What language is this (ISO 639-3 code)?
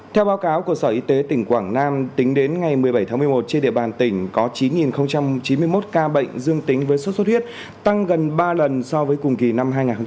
vie